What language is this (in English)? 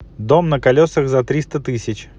Russian